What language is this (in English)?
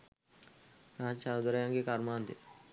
Sinhala